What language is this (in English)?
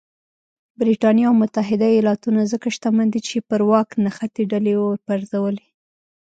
Pashto